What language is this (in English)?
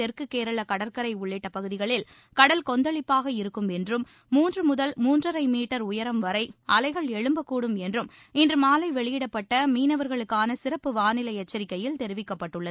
Tamil